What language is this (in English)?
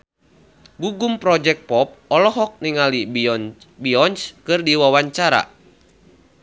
Sundanese